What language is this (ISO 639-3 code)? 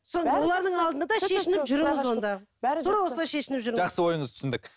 kaz